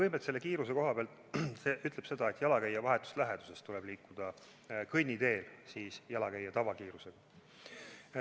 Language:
Estonian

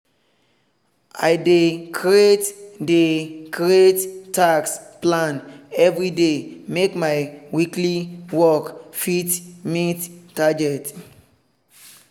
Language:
Nigerian Pidgin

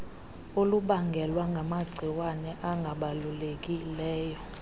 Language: Xhosa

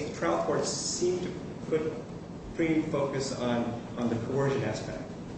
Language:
English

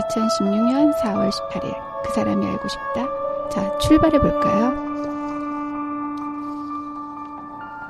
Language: Korean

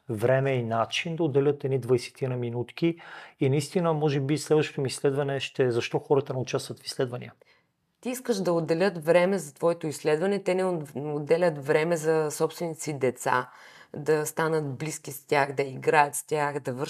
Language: Bulgarian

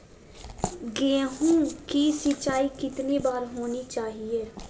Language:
Magahi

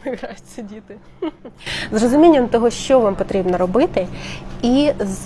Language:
Ukrainian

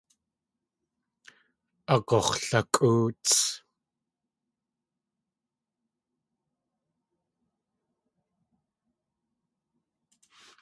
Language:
Tlingit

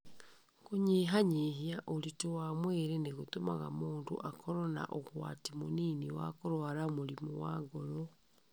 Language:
Kikuyu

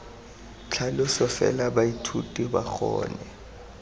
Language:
Tswana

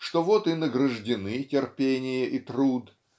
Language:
Russian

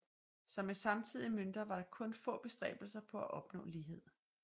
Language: Danish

